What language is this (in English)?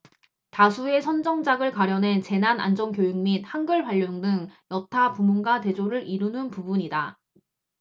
Korean